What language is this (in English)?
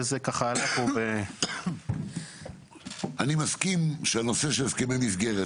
Hebrew